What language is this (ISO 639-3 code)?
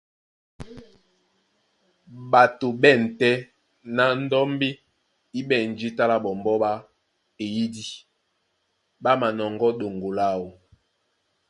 dua